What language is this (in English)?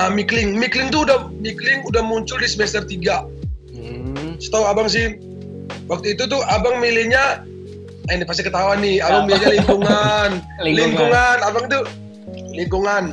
Indonesian